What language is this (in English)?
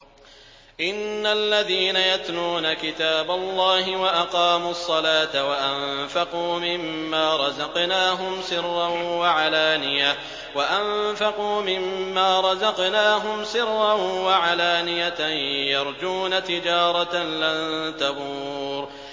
Arabic